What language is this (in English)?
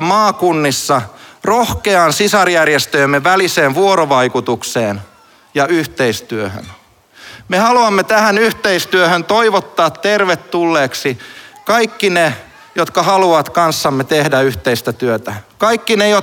Finnish